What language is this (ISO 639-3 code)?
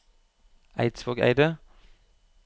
nor